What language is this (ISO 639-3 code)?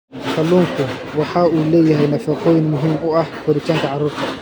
som